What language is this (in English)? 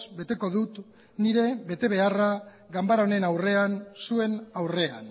Basque